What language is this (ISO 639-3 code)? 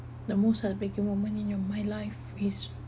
eng